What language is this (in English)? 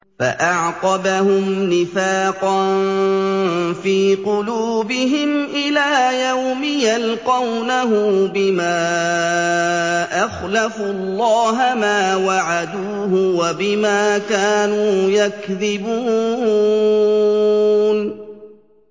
Arabic